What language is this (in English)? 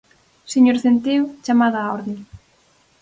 Galician